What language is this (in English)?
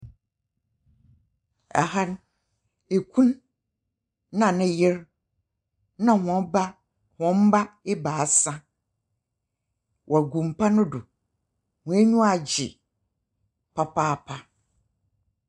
Akan